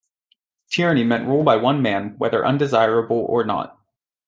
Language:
English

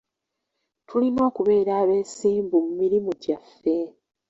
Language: Ganda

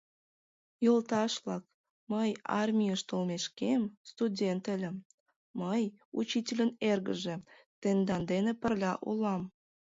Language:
Mari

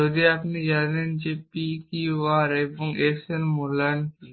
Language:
Bangla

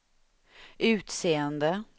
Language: Swedish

